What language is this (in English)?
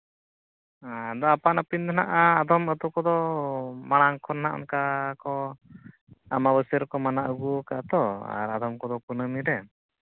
Santali